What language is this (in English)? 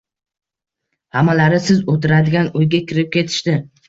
Uzbek